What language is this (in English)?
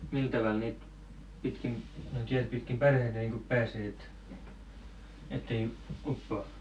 Finnish